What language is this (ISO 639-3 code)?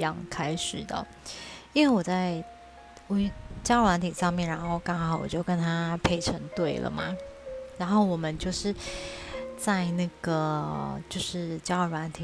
zho